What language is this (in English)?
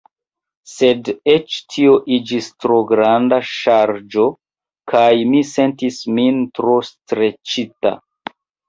Esperanto